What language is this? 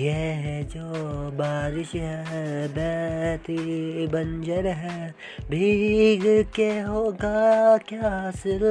Hindi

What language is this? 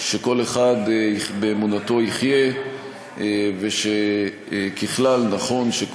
Hebrew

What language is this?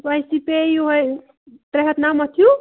Kashmiri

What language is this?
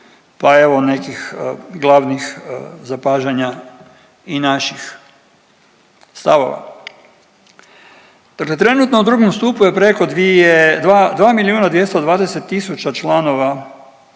Croatian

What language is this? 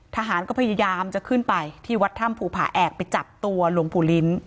Thai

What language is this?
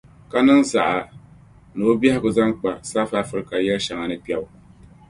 Dagbani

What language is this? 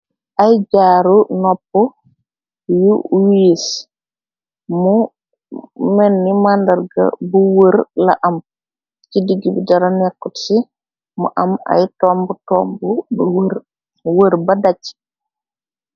Wolof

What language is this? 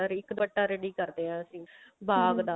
Punjabi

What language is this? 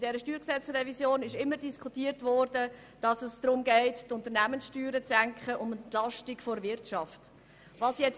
Swiss German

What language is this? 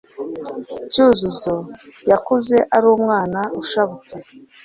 Kinyarwanda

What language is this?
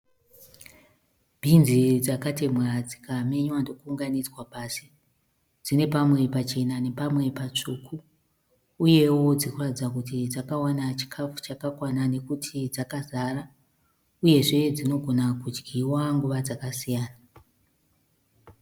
Shona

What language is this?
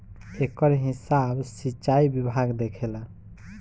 Bhojpuri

